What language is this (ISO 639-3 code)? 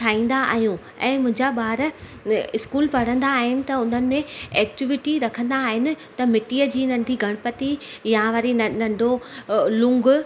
snd